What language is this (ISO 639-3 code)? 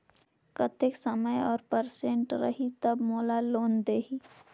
hne